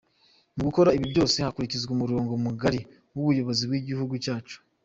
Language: Kinyarwanda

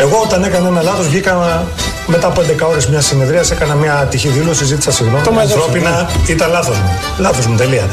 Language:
Greek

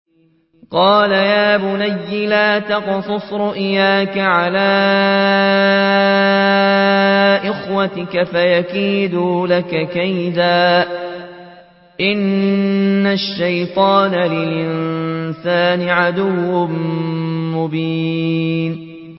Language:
Arabic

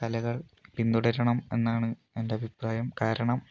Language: Malayalam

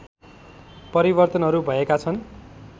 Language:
Nepali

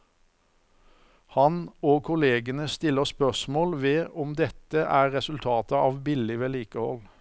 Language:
Norwegian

